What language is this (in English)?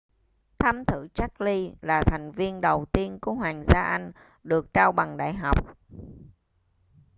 Vietnamese